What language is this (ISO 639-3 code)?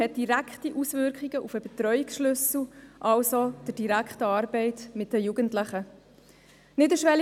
gsw